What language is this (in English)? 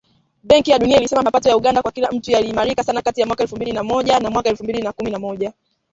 Swahili